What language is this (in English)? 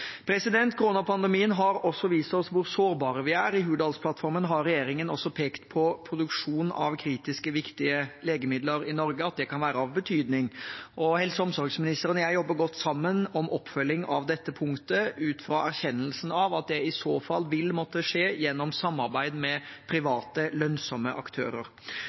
Norwegian Bokmål